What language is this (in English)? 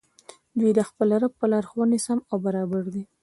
Pashto